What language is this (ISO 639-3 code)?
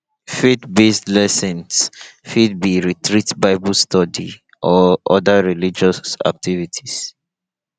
pcm